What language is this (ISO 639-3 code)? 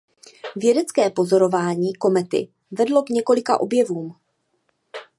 ces